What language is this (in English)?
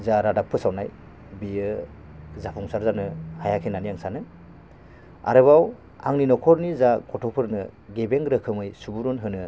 Bodo